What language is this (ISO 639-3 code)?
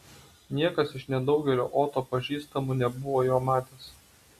lit